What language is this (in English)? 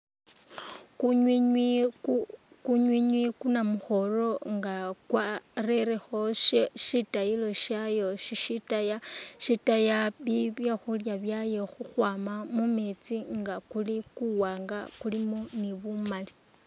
Masaaba